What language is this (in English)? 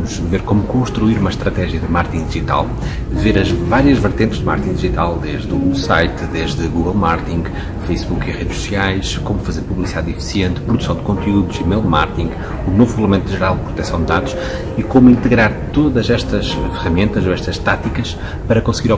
Portuguese